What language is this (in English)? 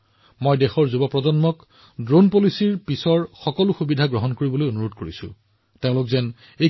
Assamese